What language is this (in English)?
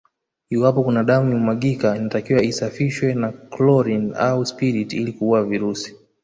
Swahili